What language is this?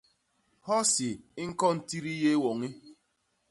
Basaa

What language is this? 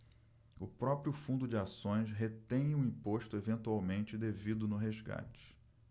Portuguese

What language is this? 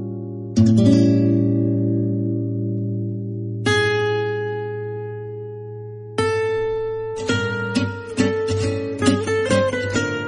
Persian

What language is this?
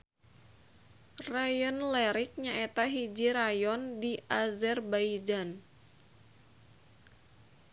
Sundanese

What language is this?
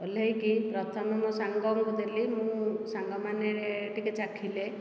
Odia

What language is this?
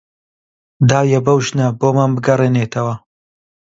Central Kurdish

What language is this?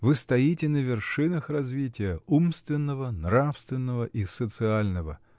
Russian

